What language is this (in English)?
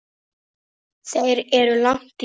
Icelandic